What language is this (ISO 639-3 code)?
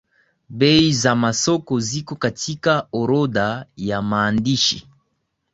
swa